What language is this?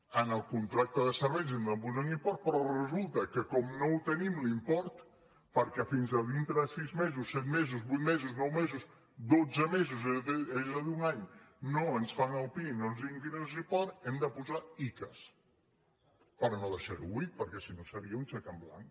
Catalan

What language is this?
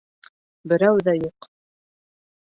Bashkir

